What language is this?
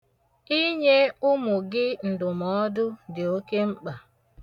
Igbo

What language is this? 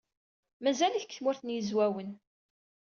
Kabyle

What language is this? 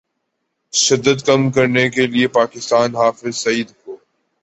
Urdu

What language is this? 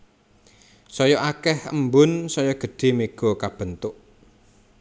Javanese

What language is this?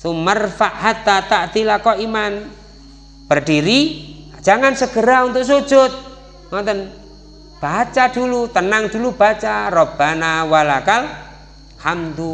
Indonesian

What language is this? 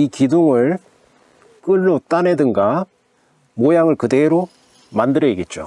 Korean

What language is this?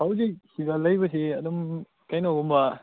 Manipuri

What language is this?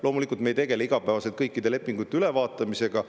Estonian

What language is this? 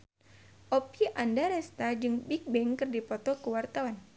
Sundanese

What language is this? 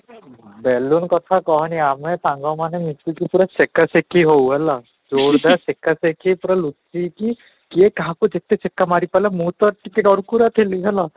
Odia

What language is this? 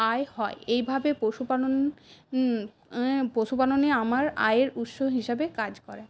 Bangla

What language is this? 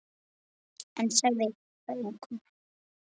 Icelandic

